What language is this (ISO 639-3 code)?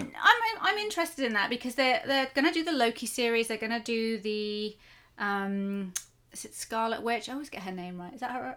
eng